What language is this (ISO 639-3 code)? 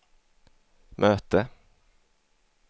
swe